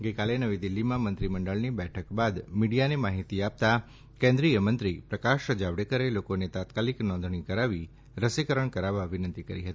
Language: Gujarati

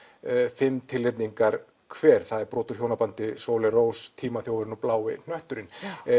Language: Icelandic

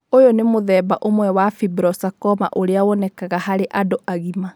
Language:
Kikuyu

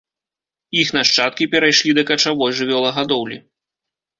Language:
Belarusian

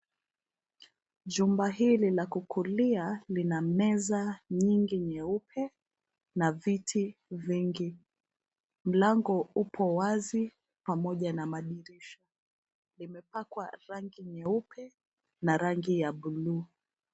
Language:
Swahili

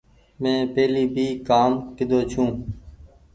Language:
Goaria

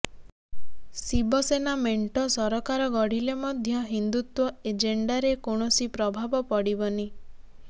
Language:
Odia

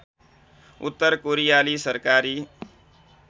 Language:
Nepali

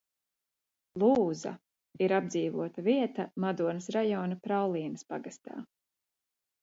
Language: Latvian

